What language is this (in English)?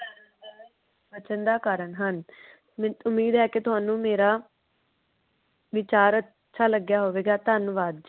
Punjabi